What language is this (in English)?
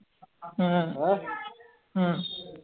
Punjabi